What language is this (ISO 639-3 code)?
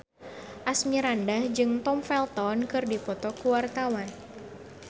sun